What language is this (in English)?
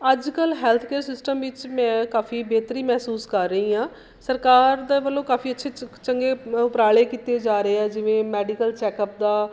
Punjabi